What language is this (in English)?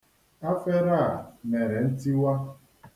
Igbo